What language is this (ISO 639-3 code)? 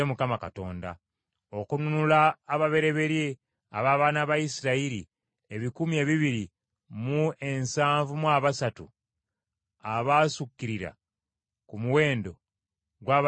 lug